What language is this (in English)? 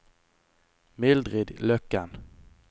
Norwegian